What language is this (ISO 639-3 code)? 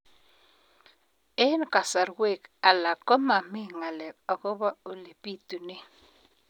kln